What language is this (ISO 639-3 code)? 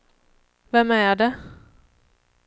swe